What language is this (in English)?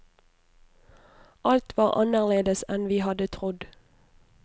Norwegian